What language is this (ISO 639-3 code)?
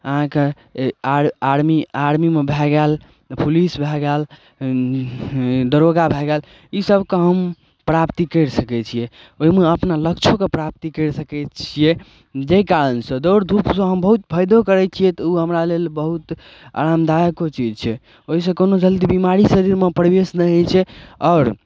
mai